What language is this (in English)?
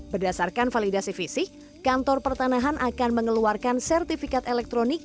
Indonesian